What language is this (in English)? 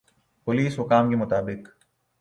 Urdu